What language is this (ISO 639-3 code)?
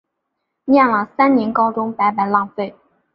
zho